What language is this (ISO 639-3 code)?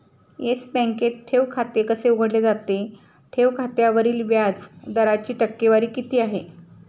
mar